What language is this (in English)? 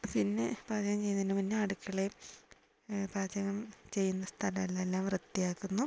Malayalam